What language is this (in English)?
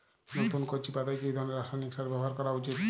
Bangla